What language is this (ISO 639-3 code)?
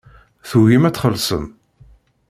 kab